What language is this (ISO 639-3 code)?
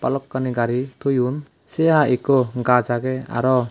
ccp